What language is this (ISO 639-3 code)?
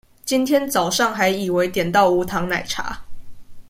zho